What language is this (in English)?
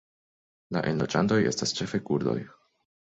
Esperanto